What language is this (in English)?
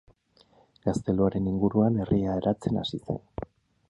Basque